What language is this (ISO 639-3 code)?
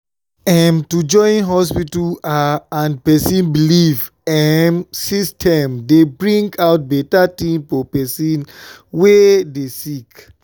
pcm